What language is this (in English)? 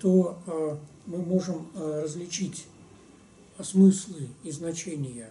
Russian